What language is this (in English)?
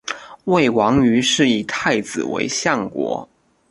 Chinese